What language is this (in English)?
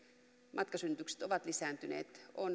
Finnish